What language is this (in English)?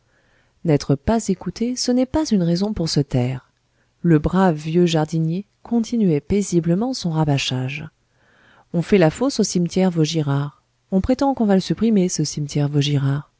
French